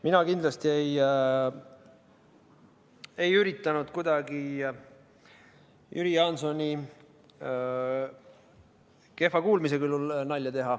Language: Estonian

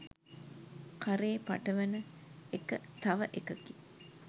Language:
Sinhala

